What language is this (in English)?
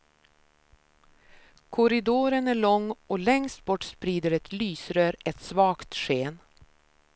Swedish